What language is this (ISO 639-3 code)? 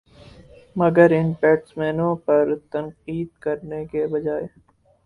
urd